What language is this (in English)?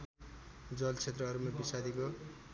Nepali